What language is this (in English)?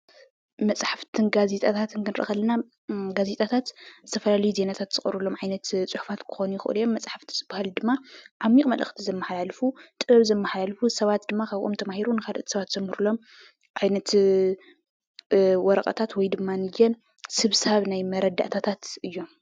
Tigrinya